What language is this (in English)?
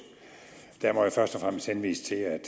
Danish